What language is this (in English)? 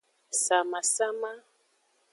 Aja (Benin)